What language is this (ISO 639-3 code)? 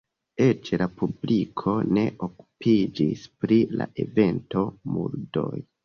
epo